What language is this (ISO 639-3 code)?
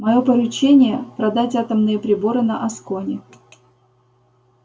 rus